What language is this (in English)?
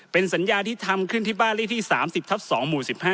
Thai